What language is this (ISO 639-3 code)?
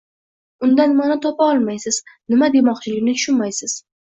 uzb